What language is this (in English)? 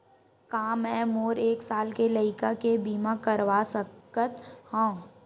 Chhattisgarhi